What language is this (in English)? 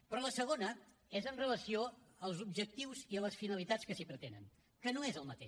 Catalan